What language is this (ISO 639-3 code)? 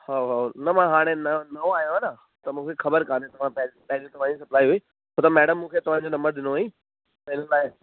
snd